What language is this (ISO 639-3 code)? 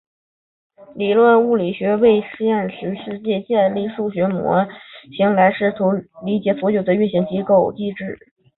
zho